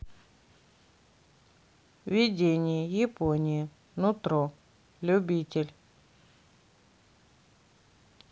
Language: Russian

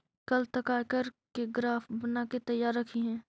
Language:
Magahi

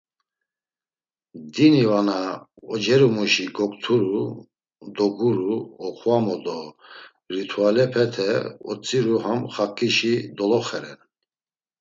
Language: Laz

